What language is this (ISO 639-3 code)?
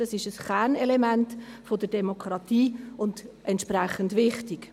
gsw